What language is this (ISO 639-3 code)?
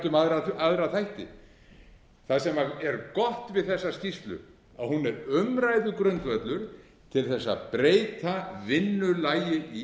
isl